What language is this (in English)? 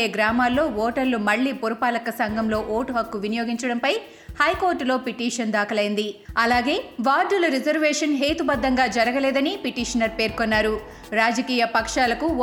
Telugu